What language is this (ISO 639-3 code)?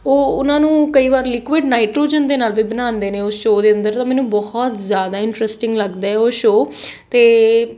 pan